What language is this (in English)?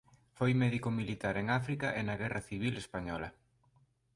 Galician